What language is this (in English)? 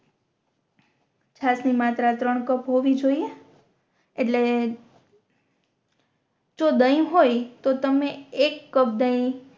Gujarati